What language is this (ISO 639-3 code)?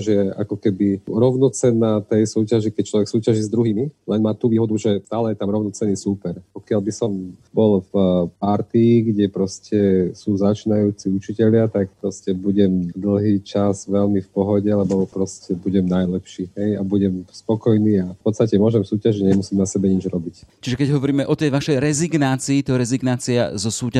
slk